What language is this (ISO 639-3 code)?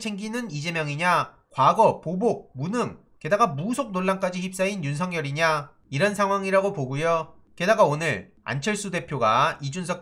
kor